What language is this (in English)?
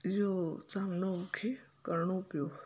Sindhi